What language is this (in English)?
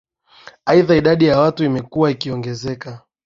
Swahili